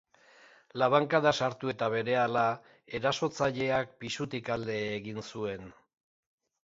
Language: Basque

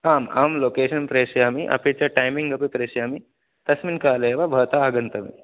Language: Sanskrit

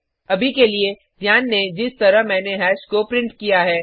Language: Hindi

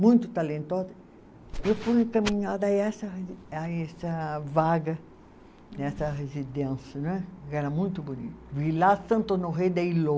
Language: Portuguese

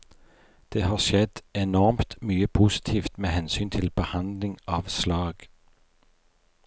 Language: Norwegian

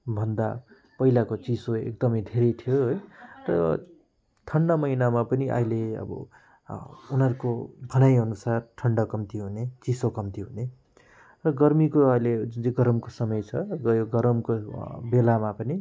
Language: Nepali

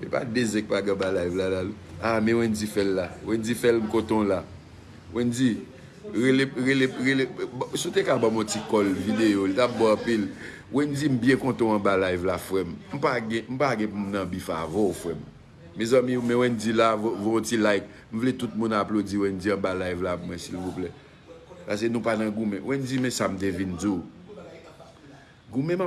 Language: French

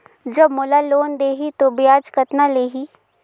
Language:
Chhattisgarhi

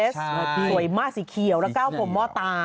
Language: Thai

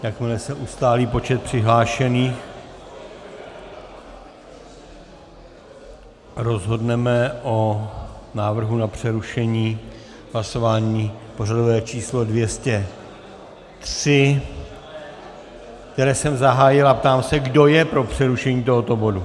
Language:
Czech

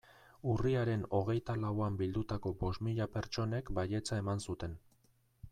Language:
Basque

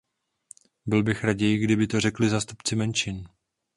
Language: Czech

